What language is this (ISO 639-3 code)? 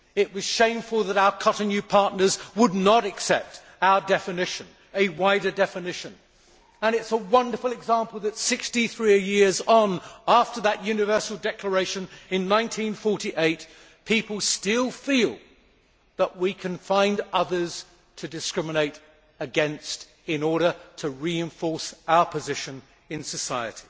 eng